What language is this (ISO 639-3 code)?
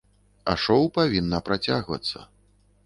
bel